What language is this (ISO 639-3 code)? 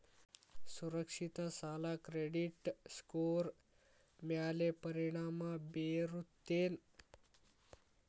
kan